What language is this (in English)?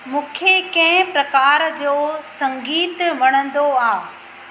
Sindhi